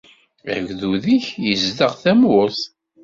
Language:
Kabyle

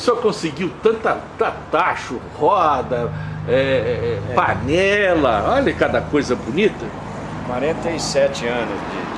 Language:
Portuguese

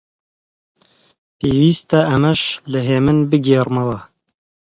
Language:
Central Kurdish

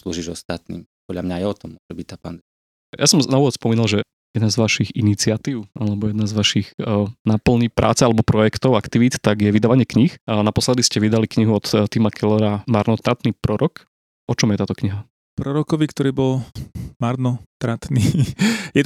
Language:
Slovak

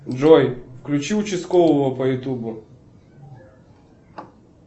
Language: Russian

